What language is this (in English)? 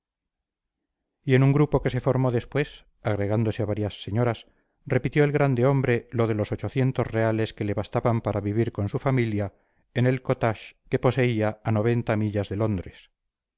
Spanish